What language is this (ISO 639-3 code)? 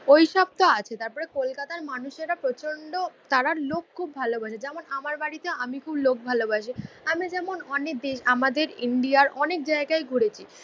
ben